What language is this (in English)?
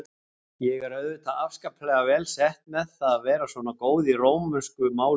Icelandic